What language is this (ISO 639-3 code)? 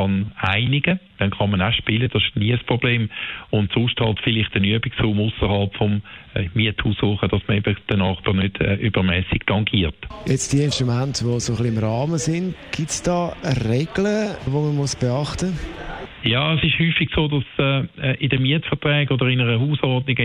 deu